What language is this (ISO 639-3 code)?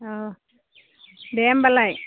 brx